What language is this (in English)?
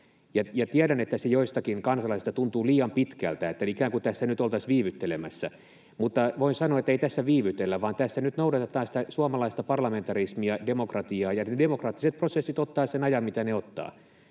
Finnish